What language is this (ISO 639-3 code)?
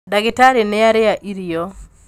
kik